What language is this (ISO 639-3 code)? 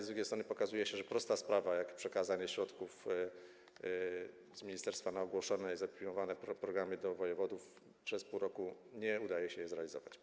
pol